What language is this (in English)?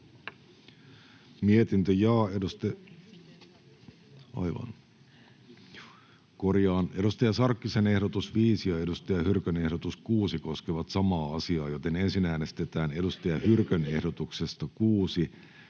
Finnish